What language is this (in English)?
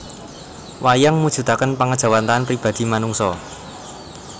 Javanese